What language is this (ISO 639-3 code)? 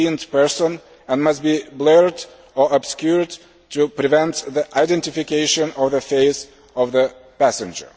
eng